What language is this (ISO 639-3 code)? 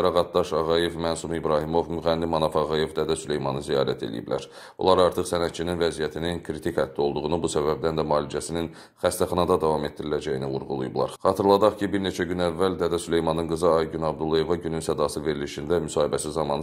tur